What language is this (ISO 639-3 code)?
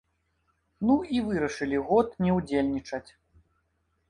bel